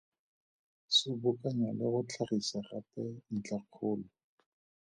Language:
Tswana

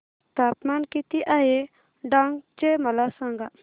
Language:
Marathi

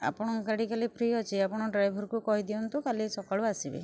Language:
Odia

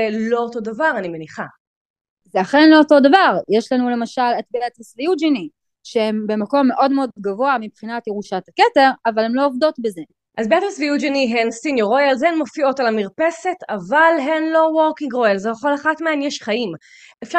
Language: Hebrew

